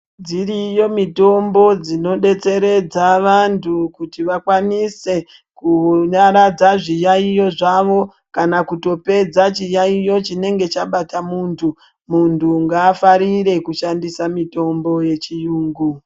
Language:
Ndau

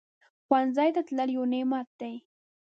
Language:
Pashto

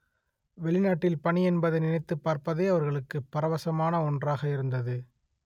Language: Tamil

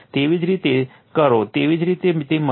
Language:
Gujarati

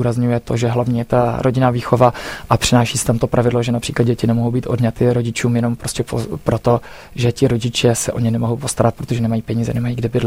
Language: Czech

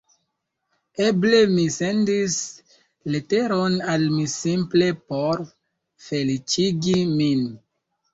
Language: Esperanto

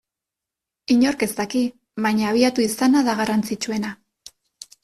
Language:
Basque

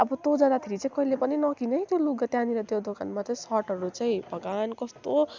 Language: Nepali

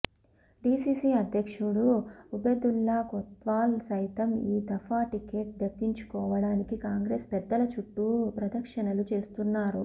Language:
Telugu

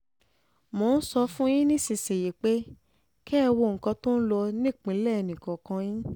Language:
Yoruba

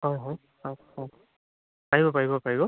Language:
Assamese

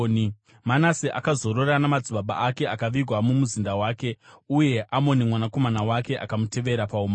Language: Shona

